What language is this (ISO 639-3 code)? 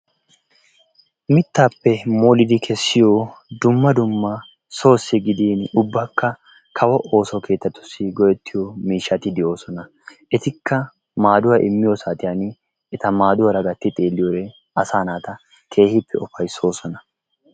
wal